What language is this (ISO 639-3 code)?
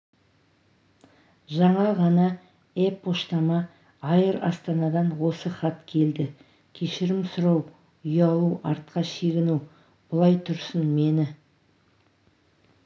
kaz